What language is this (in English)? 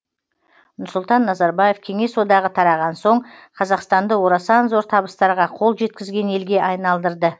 Kazakh